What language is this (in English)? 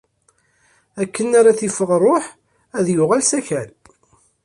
Kabyle